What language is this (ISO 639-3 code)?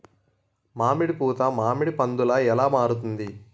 tel